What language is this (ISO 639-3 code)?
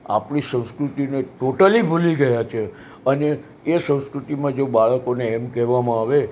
guj